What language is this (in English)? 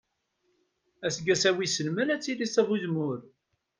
Kabyle